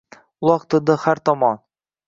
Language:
Uzbek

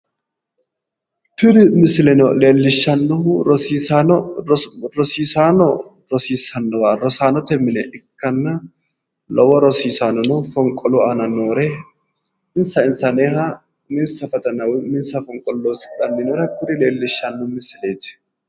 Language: Sidamo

